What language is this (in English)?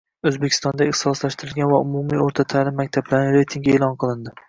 Uzbek